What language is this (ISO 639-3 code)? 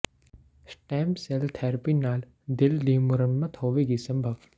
pan